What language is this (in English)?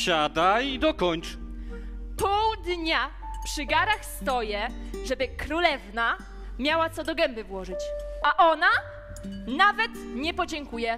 Polish